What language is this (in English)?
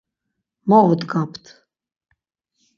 Laz